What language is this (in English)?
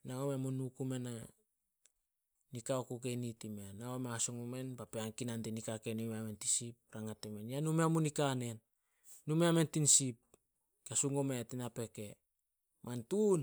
Solos